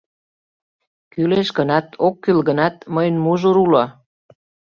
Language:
Mari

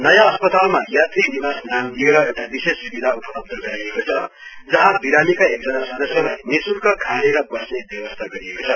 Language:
Nepali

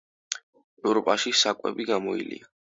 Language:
Georgian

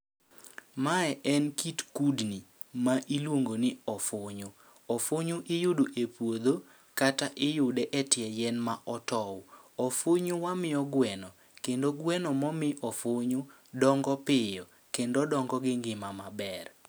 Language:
Luo (Kenya and Tanzania)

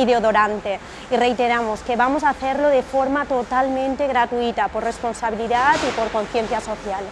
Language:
Spanish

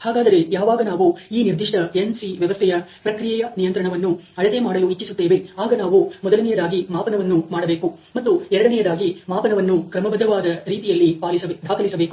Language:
Kannada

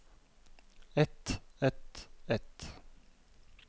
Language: Norwegian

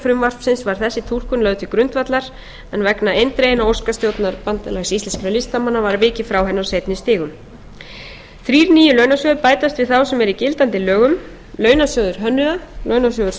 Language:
Icelandic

